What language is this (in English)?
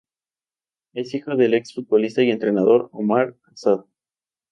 Spanish